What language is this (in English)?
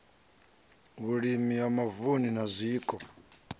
Venda